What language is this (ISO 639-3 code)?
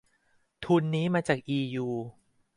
tha